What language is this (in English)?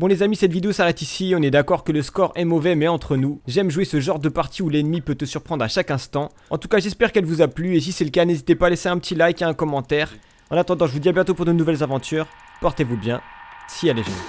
French